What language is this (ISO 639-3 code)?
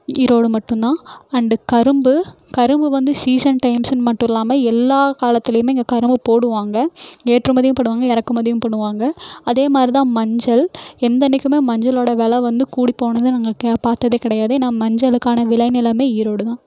tam